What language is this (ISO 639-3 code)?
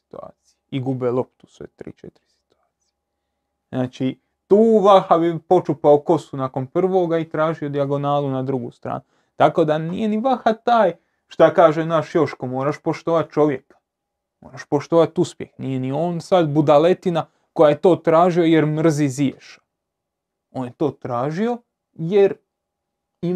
hrv